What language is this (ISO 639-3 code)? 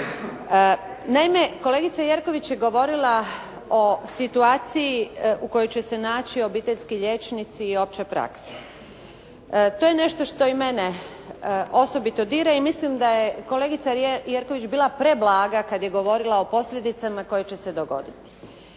hrv